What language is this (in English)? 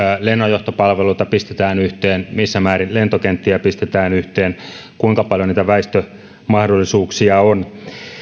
Finnish